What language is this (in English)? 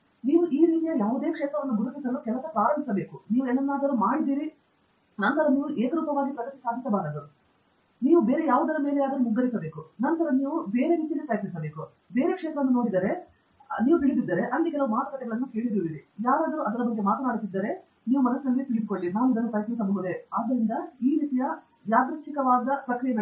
Kannada